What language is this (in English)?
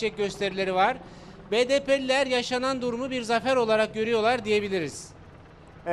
Turkish